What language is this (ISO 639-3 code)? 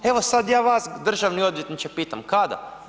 hrv